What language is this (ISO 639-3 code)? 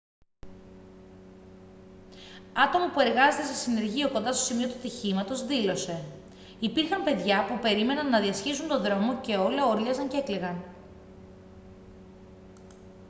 ell